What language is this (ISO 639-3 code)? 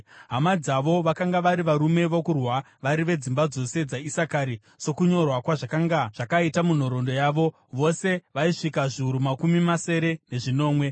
sna